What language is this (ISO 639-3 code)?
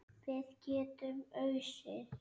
isl